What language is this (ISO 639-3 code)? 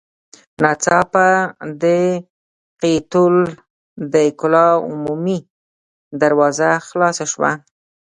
pus